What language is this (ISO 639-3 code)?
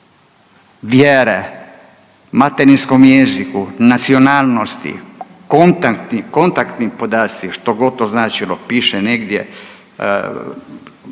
hrv